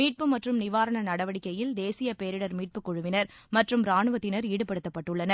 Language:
Tamil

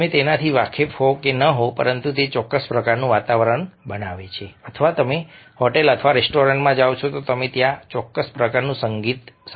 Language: Gujarati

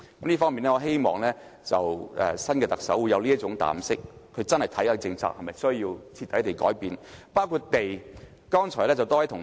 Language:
Cantonese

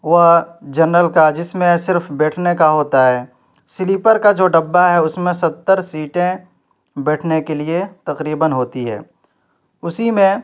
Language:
Urdu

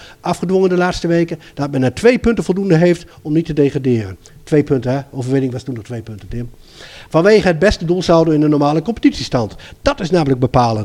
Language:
Dutch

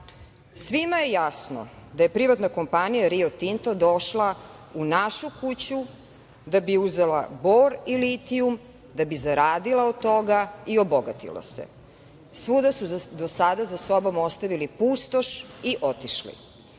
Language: Serbian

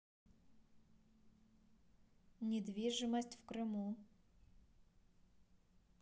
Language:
Russian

